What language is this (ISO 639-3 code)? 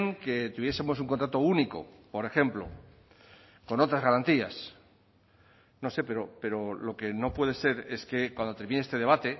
spa